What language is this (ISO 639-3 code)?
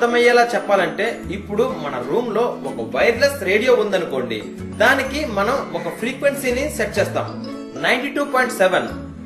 tel